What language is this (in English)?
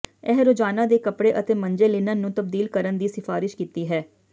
Punjabi